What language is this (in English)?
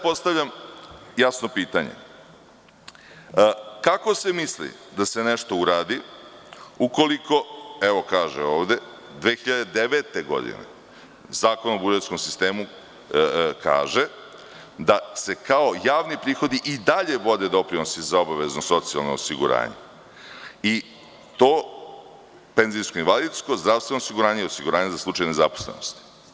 Serbian